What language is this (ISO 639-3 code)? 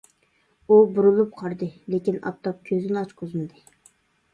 uig